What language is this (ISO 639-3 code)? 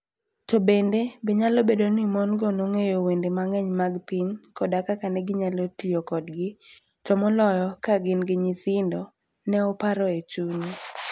luo